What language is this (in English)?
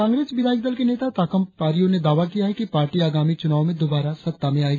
Hindi